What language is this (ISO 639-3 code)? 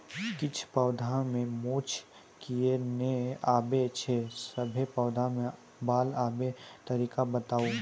mai